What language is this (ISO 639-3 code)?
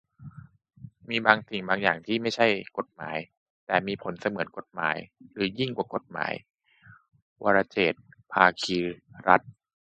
tha